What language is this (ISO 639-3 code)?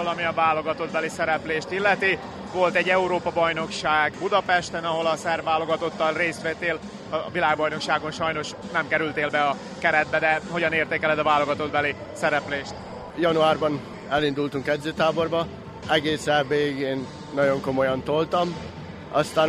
hun